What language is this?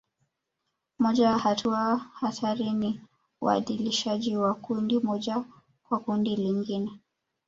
Swahili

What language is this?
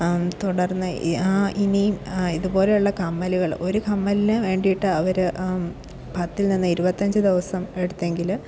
Malayalam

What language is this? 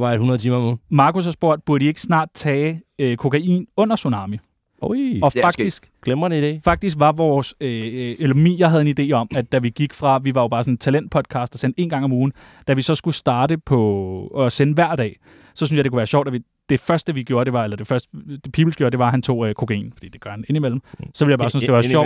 Danish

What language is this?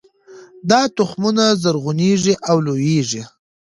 Pashto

